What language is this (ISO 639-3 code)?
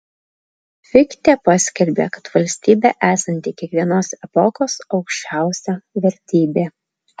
lit